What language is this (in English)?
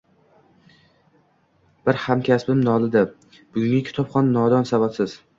Uzbek